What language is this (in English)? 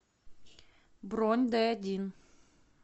Russian